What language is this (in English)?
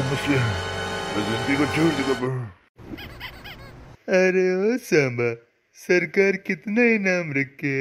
Turkish